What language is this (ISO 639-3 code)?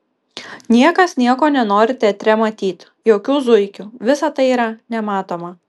lit